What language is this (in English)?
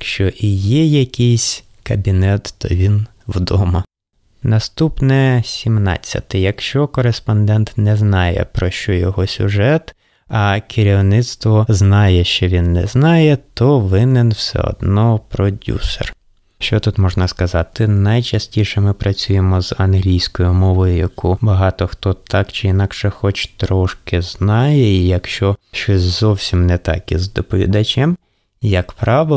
Ukrainian